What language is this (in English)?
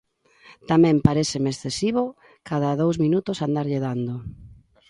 Galician